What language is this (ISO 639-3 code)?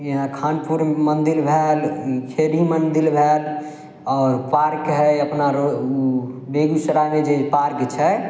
mai